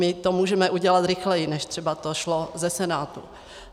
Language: Czech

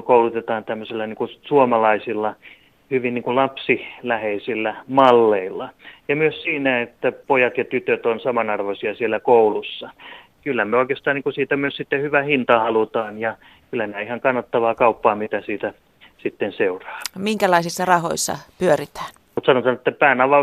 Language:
Finnish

